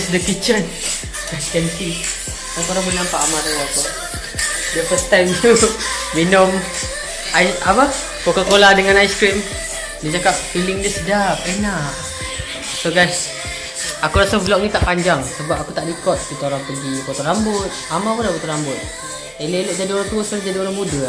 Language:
Malay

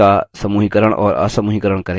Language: Hindi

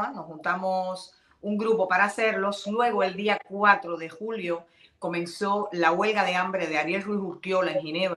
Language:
Spanish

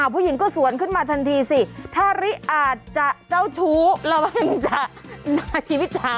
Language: Thai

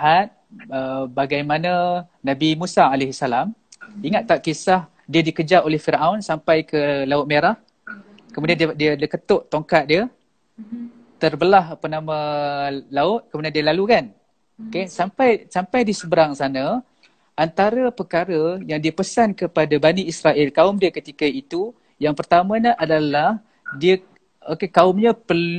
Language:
Malay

